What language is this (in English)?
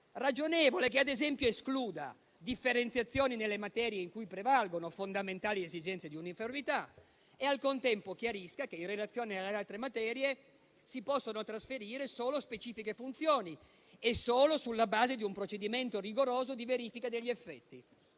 Italian